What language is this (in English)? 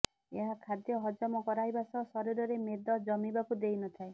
Odia